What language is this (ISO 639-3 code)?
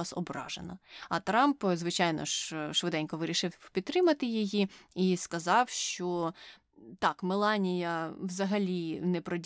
ukr